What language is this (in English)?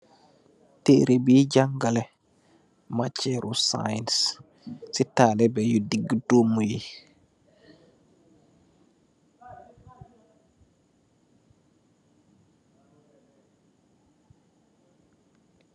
Wolof